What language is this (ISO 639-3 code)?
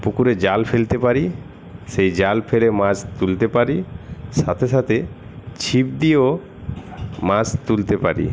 ben